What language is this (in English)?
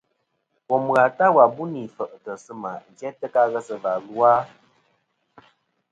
Kom